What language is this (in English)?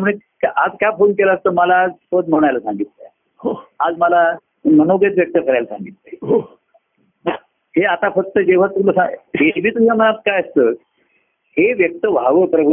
Marathi